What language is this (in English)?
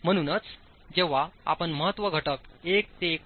Marathi